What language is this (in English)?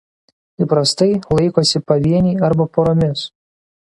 Lithuanian